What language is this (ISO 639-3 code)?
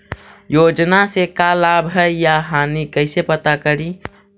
mag